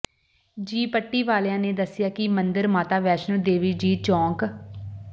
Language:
Punjabi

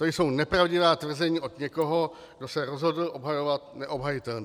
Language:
Czech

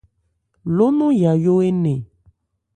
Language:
Ebrié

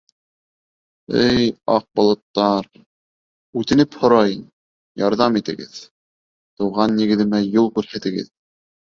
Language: Bashkir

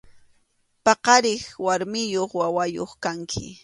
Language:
Arequipa-La Unión Quechua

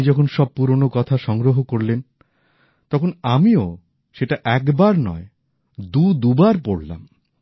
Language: Bangla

